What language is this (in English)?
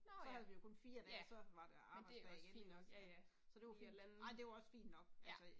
Danish